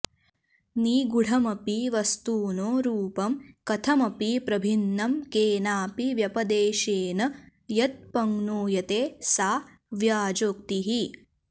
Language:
Sanskrit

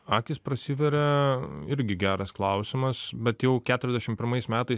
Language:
Lithuanian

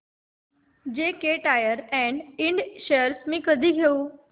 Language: Marathi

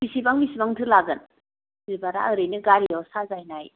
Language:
Bodo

